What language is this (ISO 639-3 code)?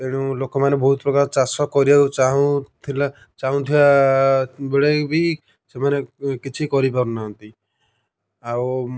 ori